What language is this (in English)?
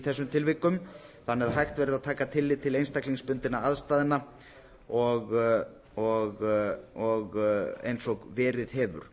Icelandic